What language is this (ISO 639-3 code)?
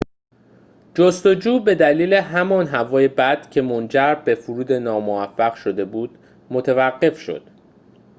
fas